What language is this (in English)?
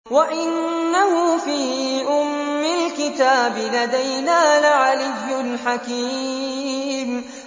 Arabic